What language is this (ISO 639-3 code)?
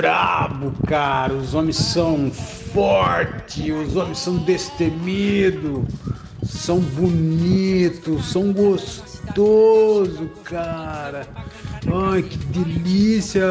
por